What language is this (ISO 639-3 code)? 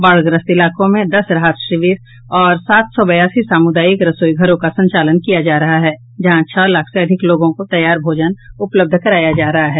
hin